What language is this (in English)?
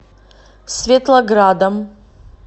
Russian